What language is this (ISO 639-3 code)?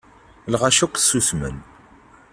kab